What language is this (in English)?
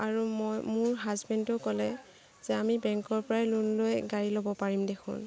Assamese